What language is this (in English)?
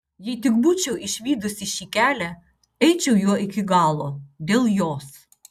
Lithuanian